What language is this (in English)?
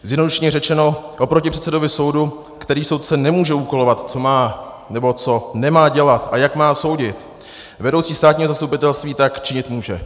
Czech